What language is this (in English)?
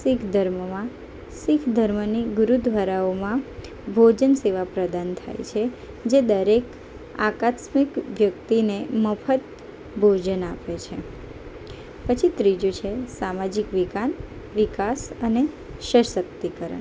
Gujarati